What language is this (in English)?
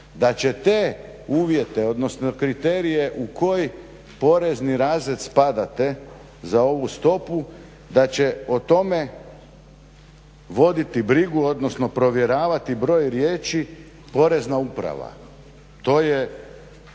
Croatian